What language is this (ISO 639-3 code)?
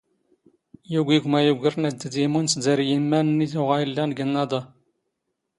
zgh